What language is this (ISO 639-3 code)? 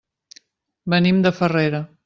cat